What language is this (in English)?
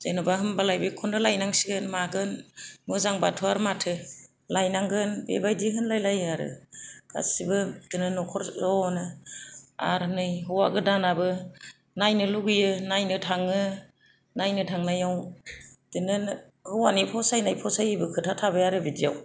Bodo